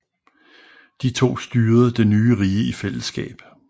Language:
Danish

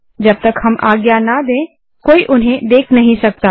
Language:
Hindi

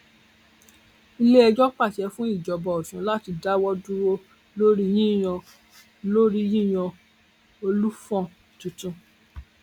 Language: Yoruba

